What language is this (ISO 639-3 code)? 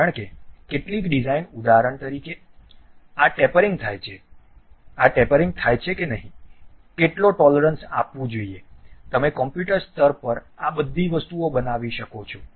guj